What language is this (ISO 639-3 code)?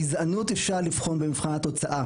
heb